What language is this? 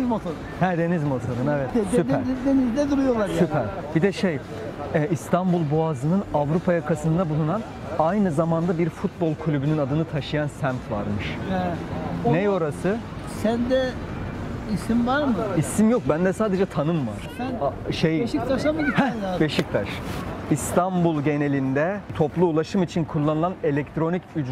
Turkish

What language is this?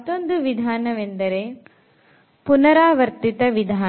Kannada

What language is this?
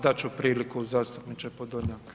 Croatian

